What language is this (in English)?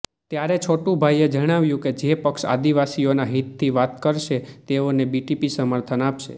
Gujarati